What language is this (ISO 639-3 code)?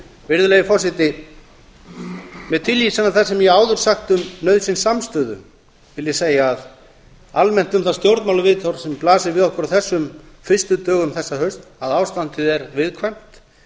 isl